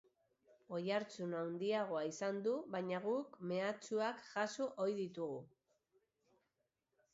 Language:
Basque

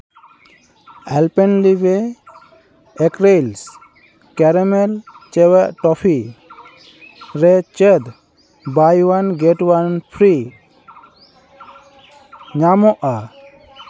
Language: Santali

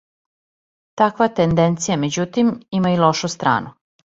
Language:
Serbian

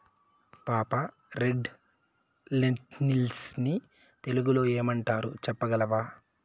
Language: Telugu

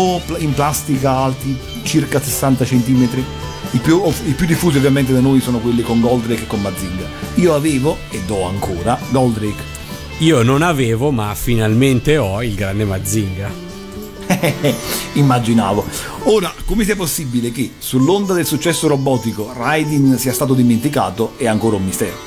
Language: Italian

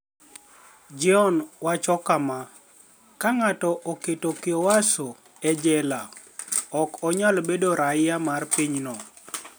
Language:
Luo (Kenya and Tanzania)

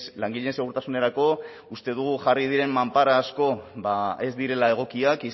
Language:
Basque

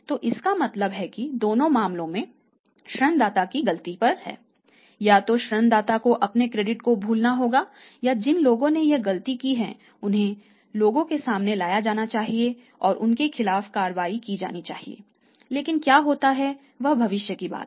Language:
Hindi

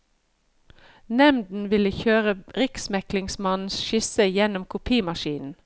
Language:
Norwegian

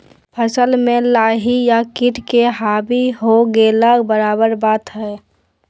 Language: Magahi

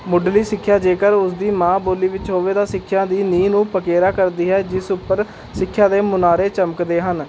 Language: Punjabi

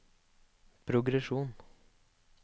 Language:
Norwegian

